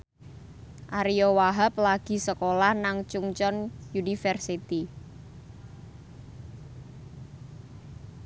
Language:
Javanese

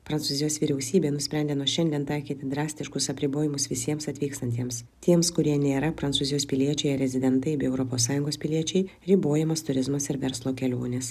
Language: Lithuanian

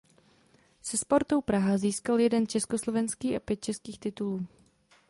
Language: Czech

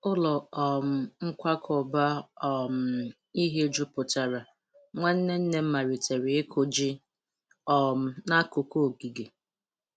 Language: Igbo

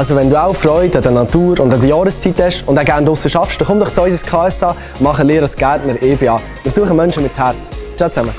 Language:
German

